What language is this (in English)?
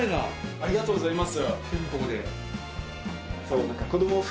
Japanese